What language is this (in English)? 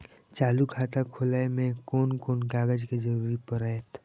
Maithili